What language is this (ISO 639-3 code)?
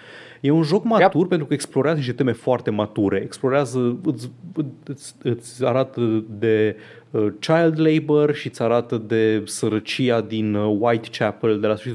ron